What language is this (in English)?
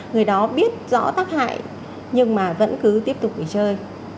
Vietnamese